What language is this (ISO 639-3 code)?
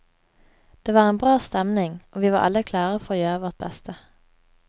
nor